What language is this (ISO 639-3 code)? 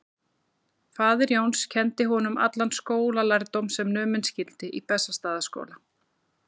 isl